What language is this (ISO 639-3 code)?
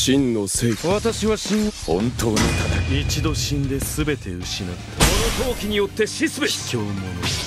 jpn